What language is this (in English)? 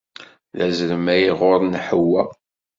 Kabyle